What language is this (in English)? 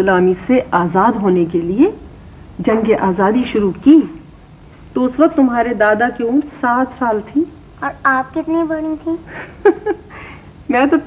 Hindi